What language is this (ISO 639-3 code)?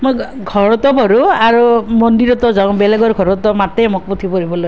asm